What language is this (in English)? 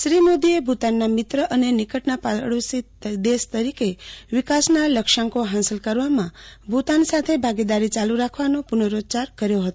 Gujarati